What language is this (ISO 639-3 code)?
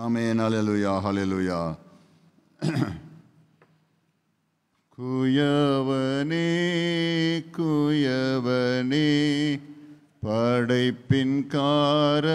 hin